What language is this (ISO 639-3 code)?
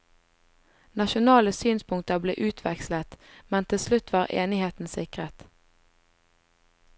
nor